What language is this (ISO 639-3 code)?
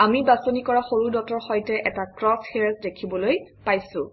asm